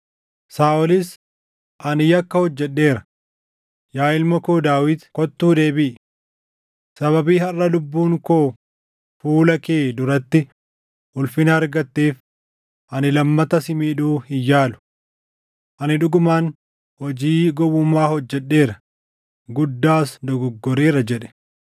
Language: Oromo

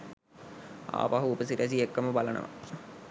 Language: Sinhala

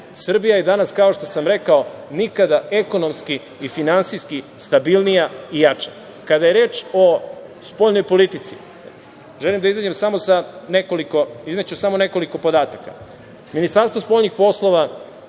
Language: Serbian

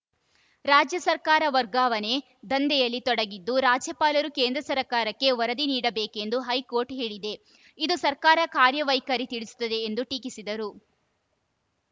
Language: Kannada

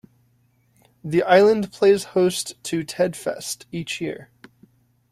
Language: English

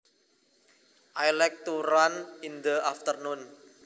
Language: Javanese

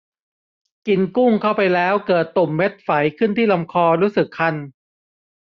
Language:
Thai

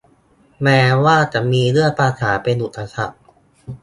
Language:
Thai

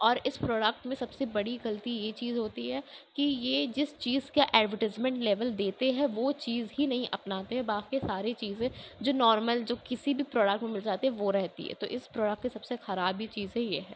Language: Urdu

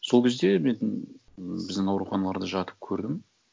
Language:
Kazakh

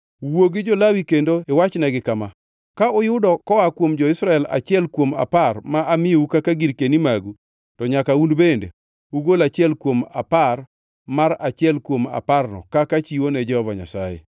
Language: Luo (Kenya and Tanzania)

